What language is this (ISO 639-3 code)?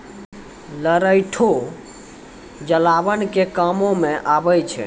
mai